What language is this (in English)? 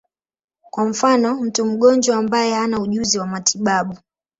Swahili